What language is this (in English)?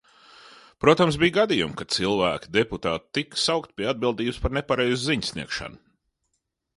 Latvian